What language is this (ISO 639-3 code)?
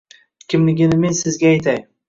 uzb